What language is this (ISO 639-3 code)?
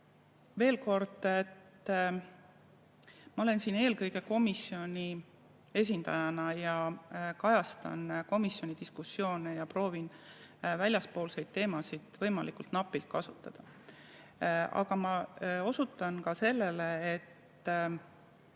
est